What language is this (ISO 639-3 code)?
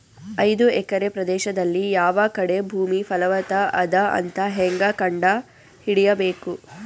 kan